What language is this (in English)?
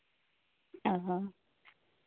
Santali